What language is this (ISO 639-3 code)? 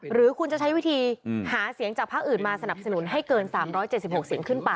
tha